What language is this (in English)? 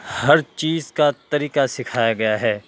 Urdu